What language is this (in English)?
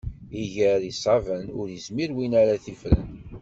Kabyle